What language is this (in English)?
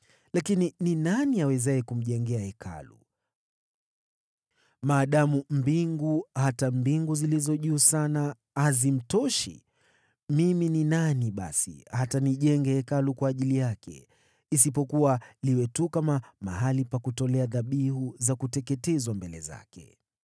Swahili